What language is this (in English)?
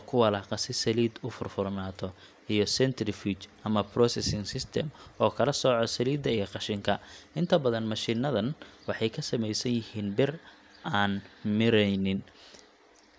Somali